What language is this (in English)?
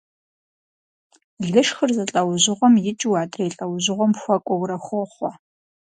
Kabardian